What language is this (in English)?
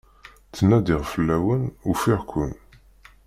Kabyle